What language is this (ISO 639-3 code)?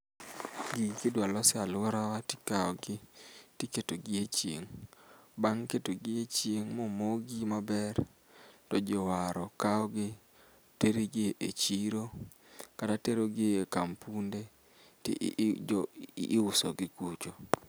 luo